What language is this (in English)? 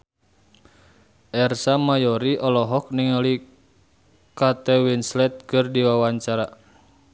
Sundanese